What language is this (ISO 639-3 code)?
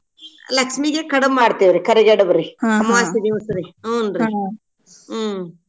kan